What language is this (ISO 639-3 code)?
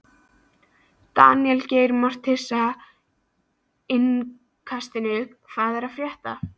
isl